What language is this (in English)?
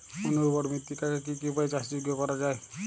Bangla